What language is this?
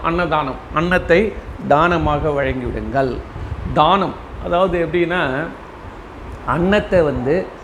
Tamil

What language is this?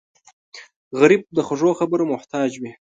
Pashto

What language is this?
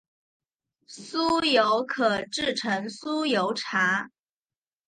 Chinese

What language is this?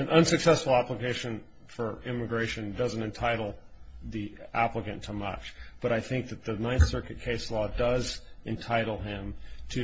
English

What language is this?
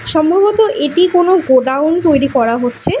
Bangla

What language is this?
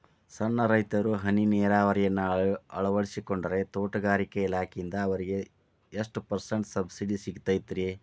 Kannada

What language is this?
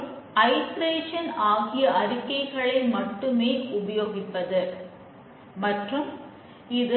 Tamil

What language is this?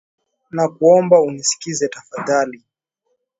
Swahili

